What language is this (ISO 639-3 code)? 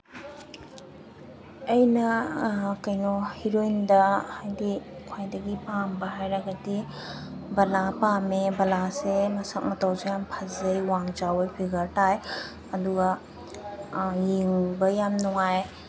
mni